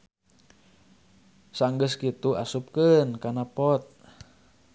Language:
Sundanese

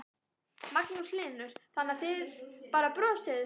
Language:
Icelandic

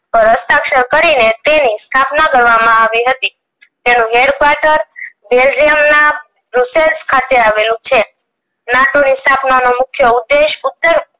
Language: Gujarati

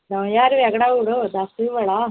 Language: Dogri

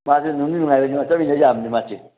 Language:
Manipuri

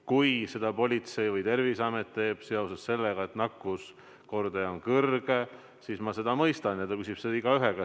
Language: Estonian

